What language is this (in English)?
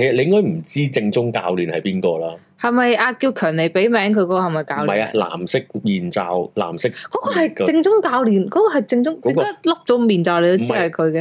Chinese